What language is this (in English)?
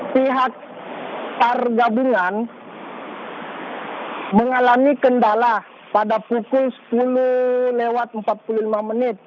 Indonesian